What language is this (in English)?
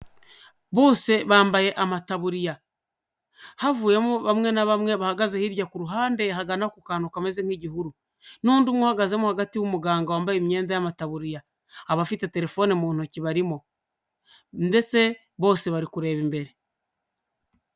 Kinyarwanda